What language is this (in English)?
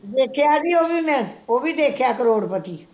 Punjabi